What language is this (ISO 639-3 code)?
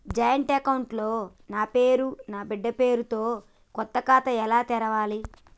tel